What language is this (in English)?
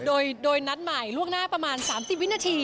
Thai